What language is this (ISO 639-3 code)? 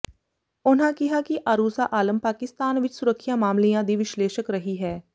pan